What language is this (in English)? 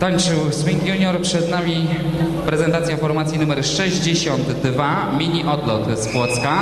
Polish